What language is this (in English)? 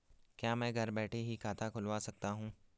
Hindi